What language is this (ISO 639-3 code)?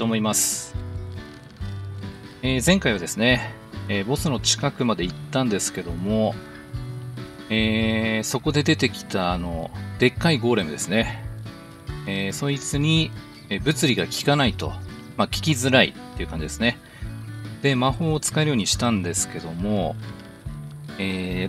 jpn